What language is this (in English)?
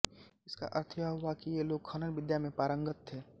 Hindi